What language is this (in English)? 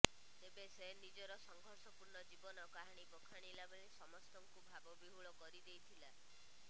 Odia